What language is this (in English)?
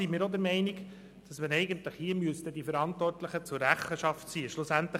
Swiss German